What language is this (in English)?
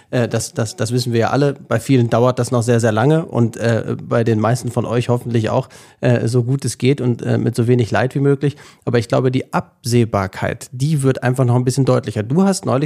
German